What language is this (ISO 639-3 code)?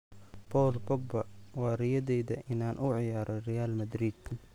som